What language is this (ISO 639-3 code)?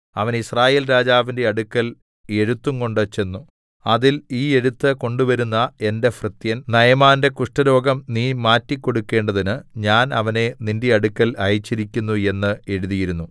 mal